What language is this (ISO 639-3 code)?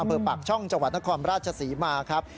tha